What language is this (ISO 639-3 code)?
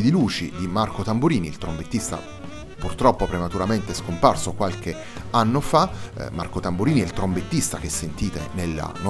ita